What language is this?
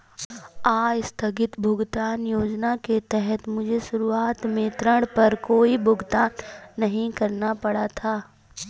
Hindi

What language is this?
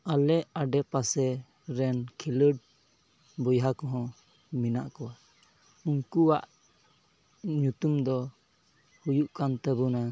Santali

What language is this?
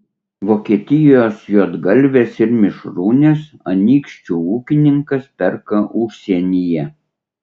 Lithuanian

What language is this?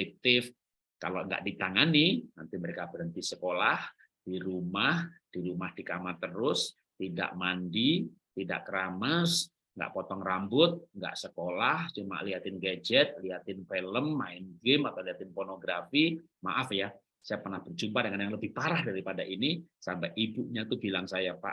Indonesian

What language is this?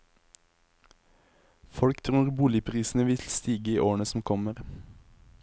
Norwegian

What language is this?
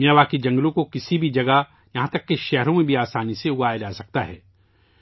Urdu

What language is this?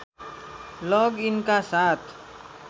Nepali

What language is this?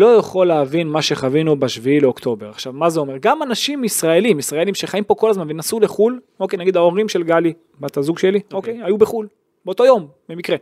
Hebrew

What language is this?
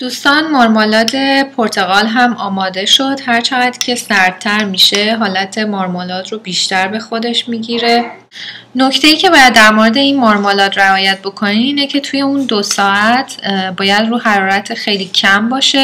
Persian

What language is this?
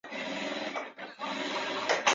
Chinese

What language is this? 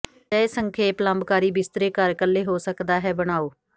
Punjabi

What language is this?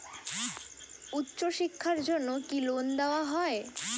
Bangla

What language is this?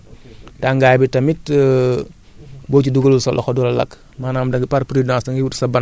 Wolof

